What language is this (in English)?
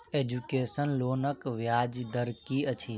Maithili